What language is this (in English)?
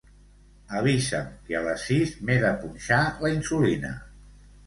Catalan